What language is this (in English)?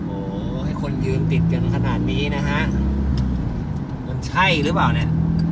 Thai